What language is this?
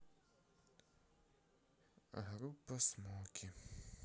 Russian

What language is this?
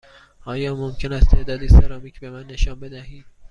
Persian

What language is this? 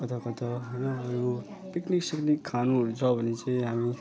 Nepali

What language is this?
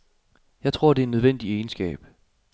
Danish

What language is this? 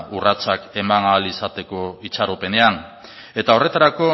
Basque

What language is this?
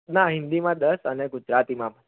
Gujarati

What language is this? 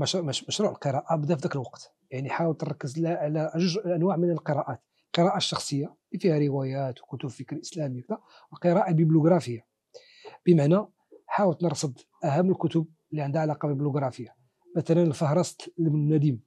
Arabic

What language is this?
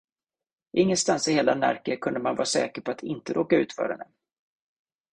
Swedish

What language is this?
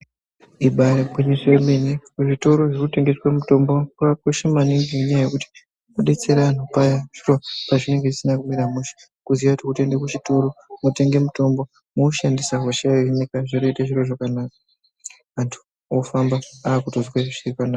Ndau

